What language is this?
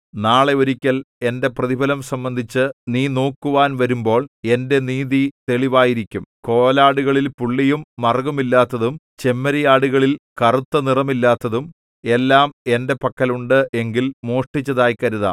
Malayalam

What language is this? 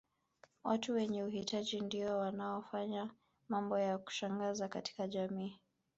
Swahili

